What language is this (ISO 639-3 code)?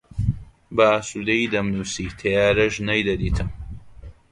ckb